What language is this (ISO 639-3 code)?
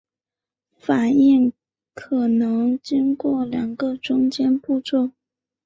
zho